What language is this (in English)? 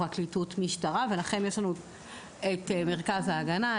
Hebrew